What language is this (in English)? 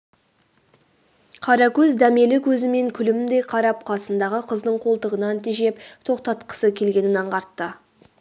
Kazakh